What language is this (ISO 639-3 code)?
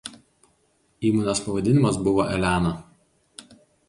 lit